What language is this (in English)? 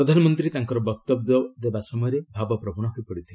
Odia